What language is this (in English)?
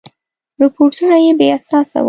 Pashto